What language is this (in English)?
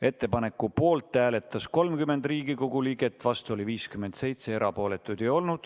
Estonian